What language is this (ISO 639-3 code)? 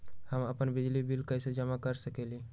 mag